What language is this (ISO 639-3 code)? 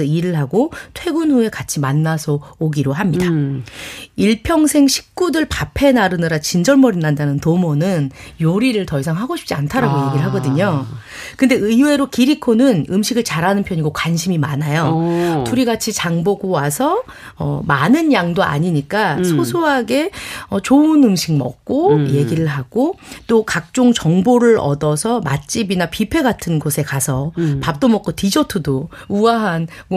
kor